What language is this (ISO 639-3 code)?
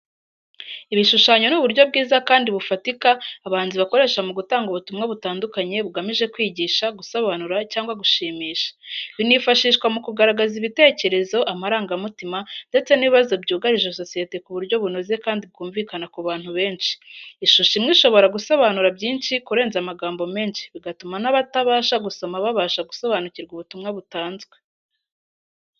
kin